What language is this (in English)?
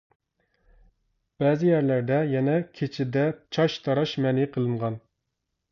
Uyghur